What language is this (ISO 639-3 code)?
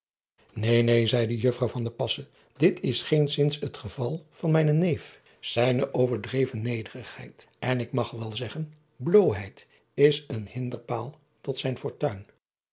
nld